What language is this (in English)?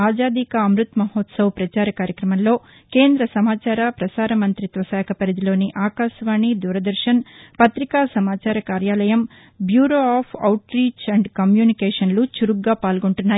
Telugu